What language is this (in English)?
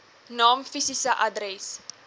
Afrikaans